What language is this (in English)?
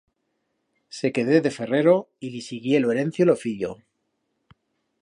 Aragonese